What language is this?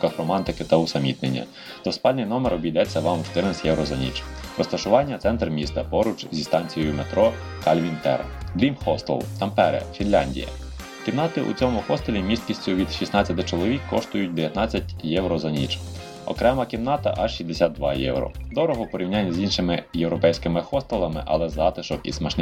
Ukrainian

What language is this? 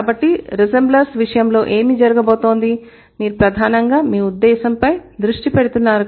Telugu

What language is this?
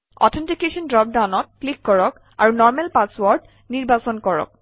Assamese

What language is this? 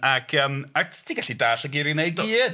Welsh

